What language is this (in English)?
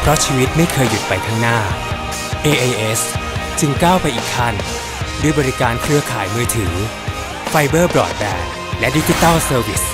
Thai